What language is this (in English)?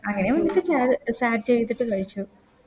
Malayalam